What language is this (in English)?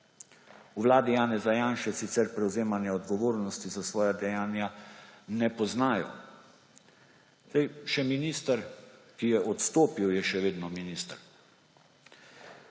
Slovenian